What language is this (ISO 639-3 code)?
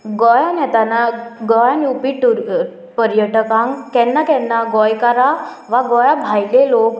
kok